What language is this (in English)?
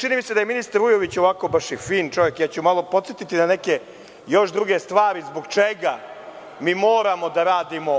Serbian